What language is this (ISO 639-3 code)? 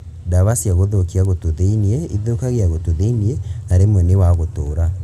kik